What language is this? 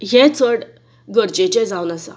Konkani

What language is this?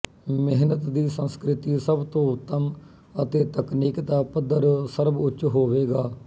Punjabi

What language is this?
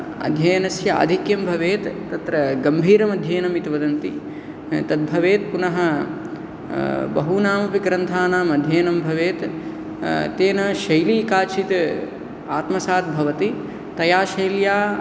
Sanskrit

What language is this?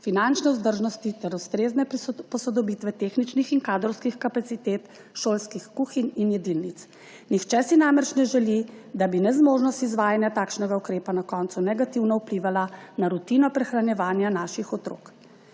Slovenian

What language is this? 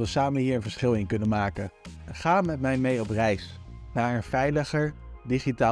Dutch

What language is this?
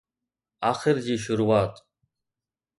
Sindhi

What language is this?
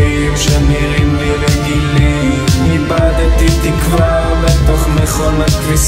Hebrew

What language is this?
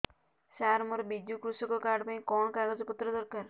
Odia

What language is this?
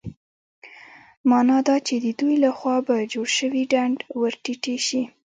Pashto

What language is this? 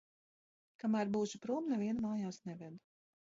Latvian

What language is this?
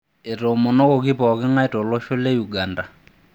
Masai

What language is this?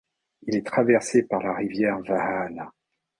French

